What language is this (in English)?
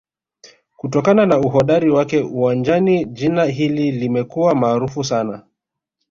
Swahili